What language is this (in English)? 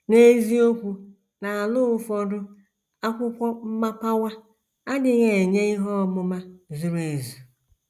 Igbo